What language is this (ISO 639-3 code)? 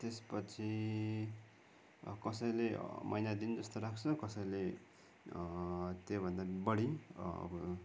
nep